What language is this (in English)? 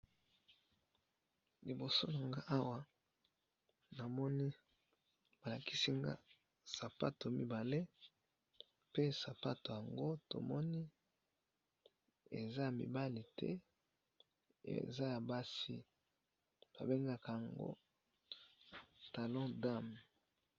Lingala